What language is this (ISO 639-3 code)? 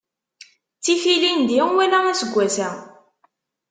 kab